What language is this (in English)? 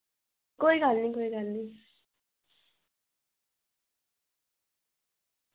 Dogri